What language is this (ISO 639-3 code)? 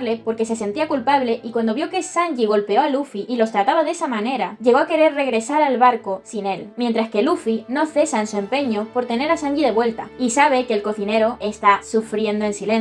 spa